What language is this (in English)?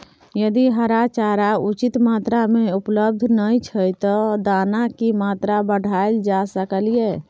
Maithili